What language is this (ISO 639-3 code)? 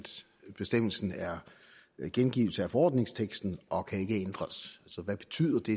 dan